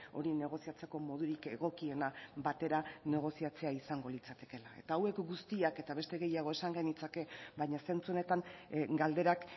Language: Basque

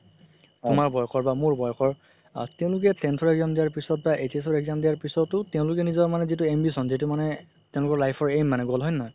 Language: Assamese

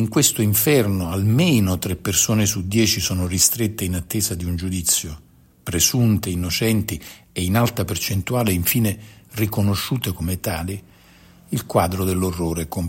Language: Italian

